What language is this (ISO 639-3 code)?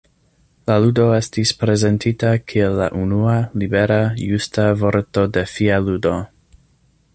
epo